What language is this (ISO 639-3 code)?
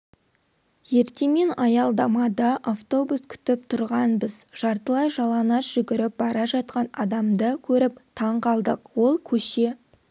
kaz